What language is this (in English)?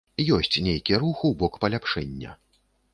Belarusian